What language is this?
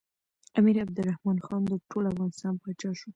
Pashto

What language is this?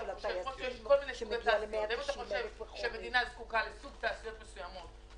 Hebrew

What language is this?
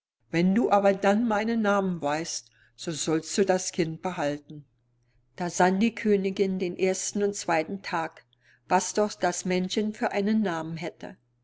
German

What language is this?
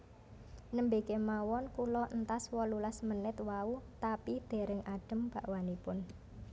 Javanese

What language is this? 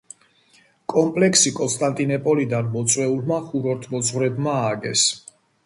Georgian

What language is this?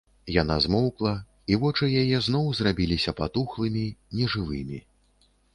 Belarusian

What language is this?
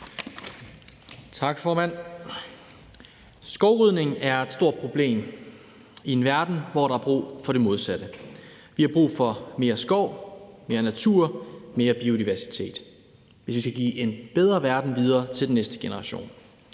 Danish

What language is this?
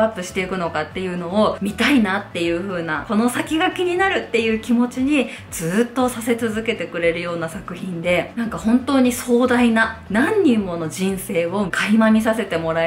Japanese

